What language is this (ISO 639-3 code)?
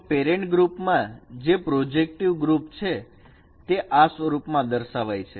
guj